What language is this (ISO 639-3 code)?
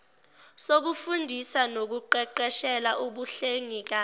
zul